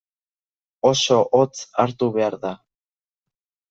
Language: Basque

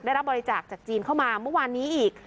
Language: Thai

